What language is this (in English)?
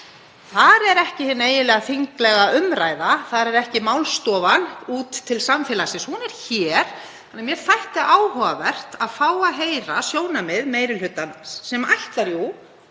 Icelandic